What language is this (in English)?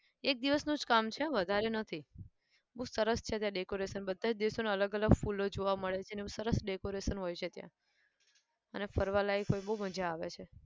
Gujarati